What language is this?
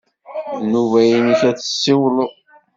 Kabyle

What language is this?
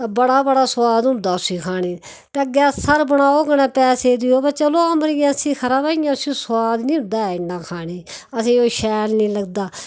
Dogri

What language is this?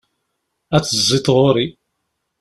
Kabyle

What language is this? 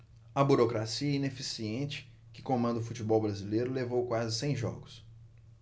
Portuguese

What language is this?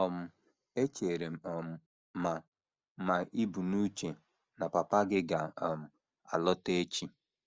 Igbo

